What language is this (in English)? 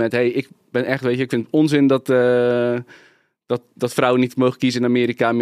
Dutch